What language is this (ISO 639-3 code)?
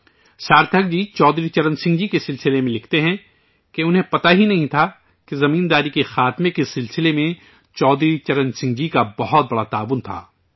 urd